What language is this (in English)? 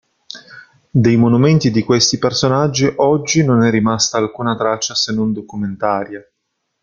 Italian